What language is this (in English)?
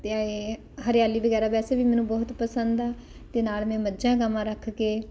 Punjabi